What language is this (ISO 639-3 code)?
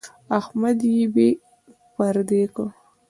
pus